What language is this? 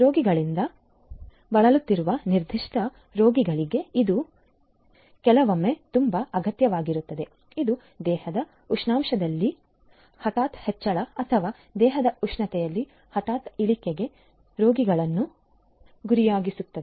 Kannada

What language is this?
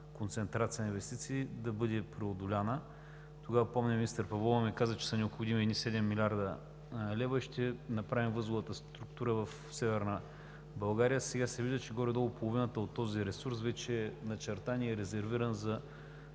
Bulgarian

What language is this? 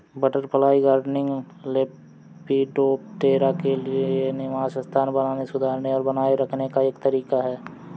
Hindi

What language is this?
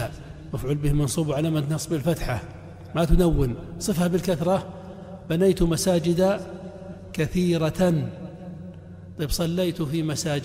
Arabic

